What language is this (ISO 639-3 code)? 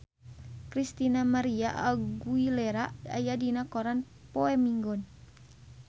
sun